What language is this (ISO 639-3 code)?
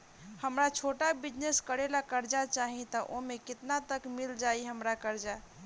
bho